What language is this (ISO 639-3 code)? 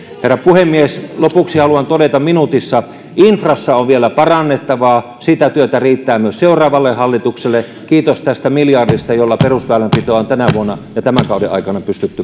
fin